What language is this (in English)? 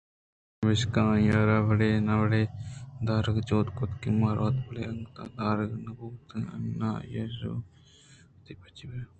Eastern Balochi